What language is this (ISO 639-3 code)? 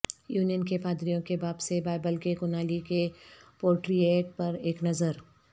urd